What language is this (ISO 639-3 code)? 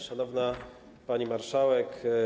pol